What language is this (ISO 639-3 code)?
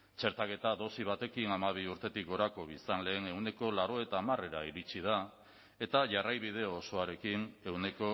eus